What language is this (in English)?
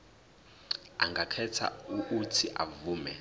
Zulu